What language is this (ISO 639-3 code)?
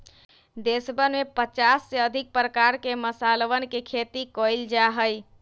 mag